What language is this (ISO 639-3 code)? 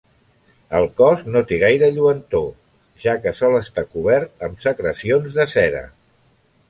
cat